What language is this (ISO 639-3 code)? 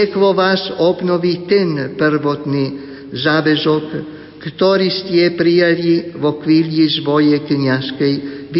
slk